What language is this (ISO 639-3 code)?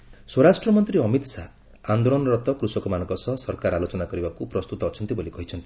ori